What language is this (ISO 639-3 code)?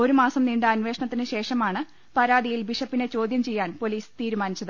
mal